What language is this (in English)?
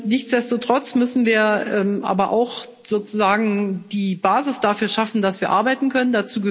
German